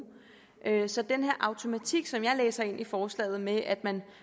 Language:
Danish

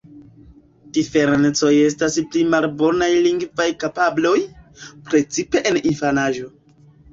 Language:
Esperanto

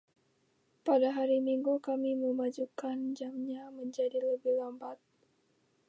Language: Indonesian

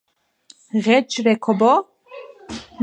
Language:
Georgian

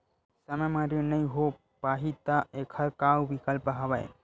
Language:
Chhattisgarhi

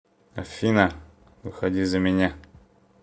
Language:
Russian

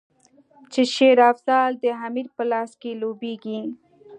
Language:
Pashto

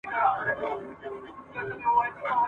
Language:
Pashto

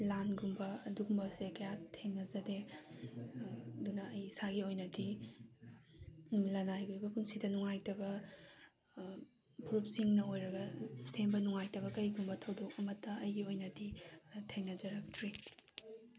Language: Manipuri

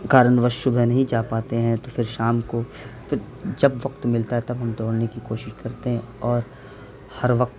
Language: Urdu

